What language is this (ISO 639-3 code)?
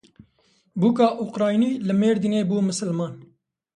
kur